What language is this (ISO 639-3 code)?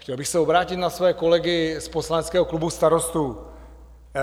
ces